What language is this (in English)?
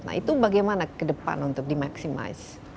Indonesian